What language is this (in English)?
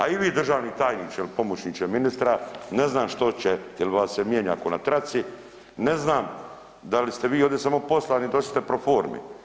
Croatian